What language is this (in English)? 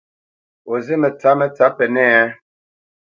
Bamenyam